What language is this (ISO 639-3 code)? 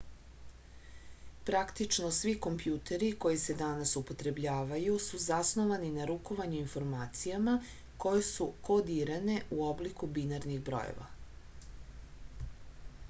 srp